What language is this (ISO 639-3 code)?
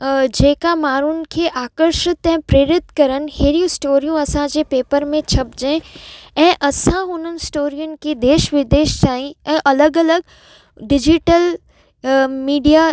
snd